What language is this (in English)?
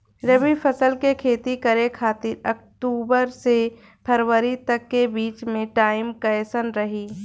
Bhojpuri